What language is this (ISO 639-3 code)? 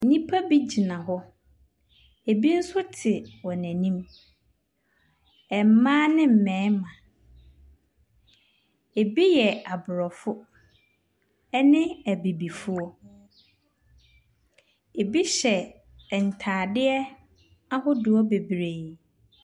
aka